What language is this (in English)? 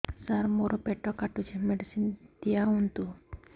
Odia